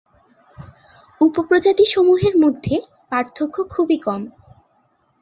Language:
Bangla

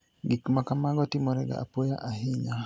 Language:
Luo (Kenya and Tanzania)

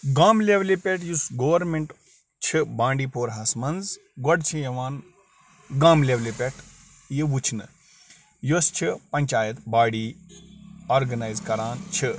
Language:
Kashmiri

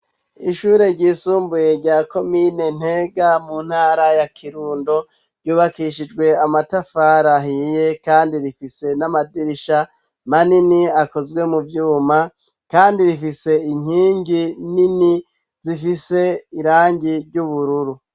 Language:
Rundi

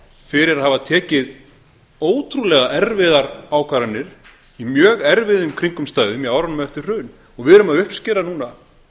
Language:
Icelandic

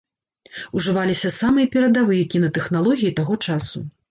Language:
Belarusian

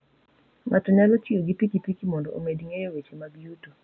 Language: Luo (Kenya and Tanzania)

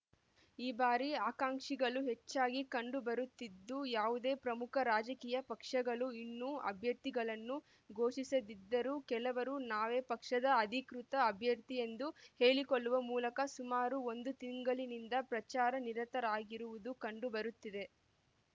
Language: Kannada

